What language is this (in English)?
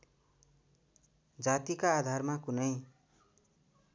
Nepali